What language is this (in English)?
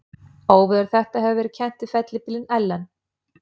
Icelandic